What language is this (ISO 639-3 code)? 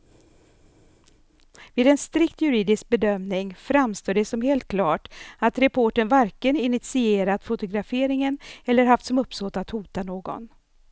swe